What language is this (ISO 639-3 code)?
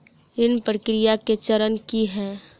mai